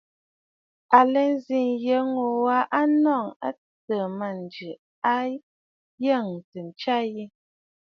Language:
Bafut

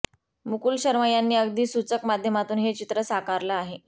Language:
Marathi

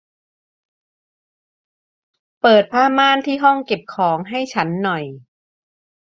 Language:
Thai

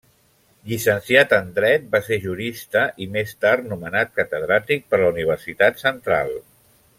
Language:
Catalan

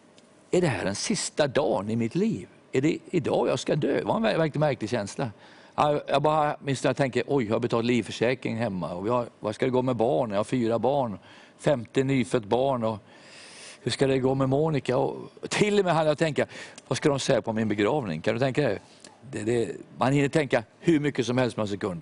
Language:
Swedish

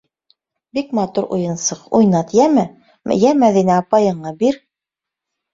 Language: Bashkir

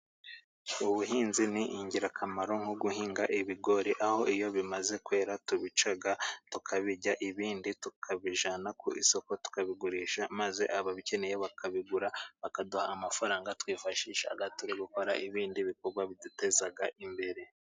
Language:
Kinyarwanda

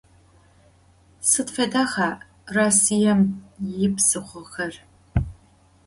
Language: Adyghe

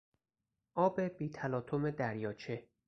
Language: Persian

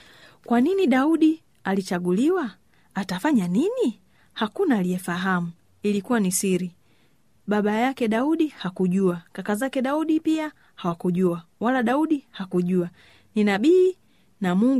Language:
Swahili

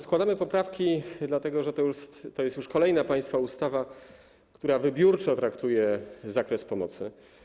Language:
Polish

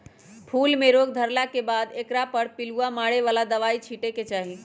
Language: Magahi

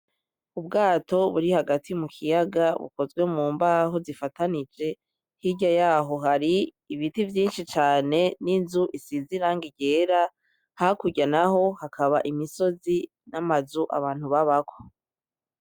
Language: Rundi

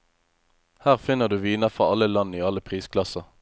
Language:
Norwegian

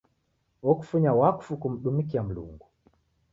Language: Taita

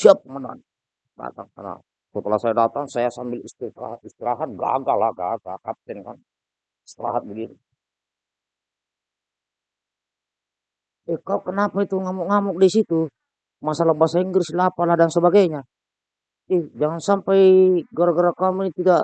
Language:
Indonesian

